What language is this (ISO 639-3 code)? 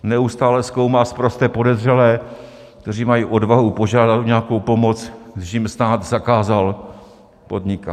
ces